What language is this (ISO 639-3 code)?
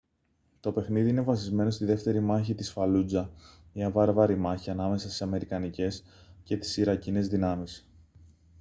ell